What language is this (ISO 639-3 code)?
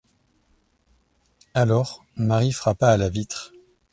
fra